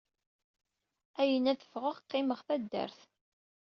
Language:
Kabyle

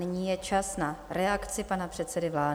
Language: Czech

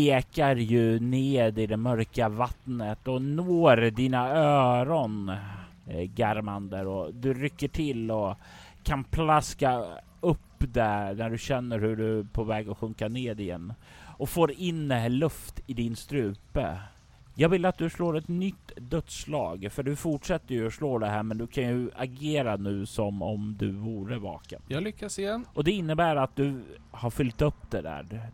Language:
Swedish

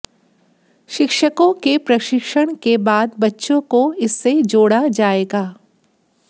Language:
Hindi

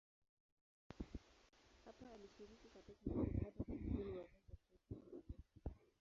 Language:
Swahili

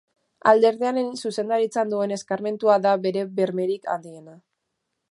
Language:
Basque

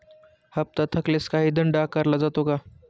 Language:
Marathi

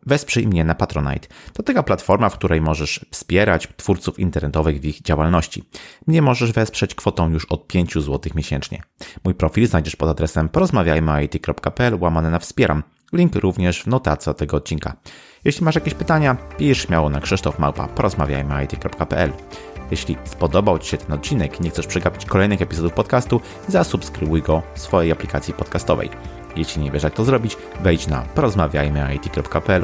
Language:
Polish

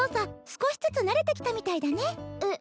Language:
Japanese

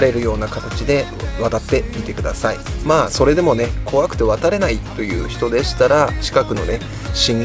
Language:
Japanese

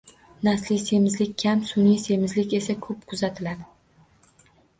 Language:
Uzbek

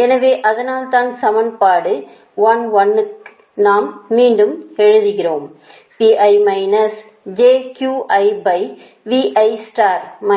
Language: Tamil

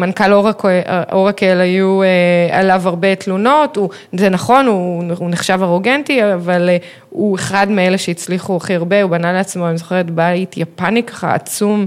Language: Hebrew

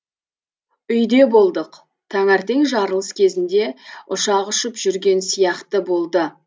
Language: Kazakh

